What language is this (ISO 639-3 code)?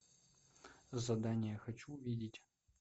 rus